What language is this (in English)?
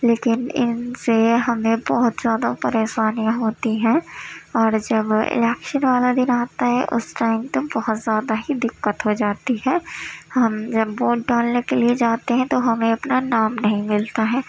Urdu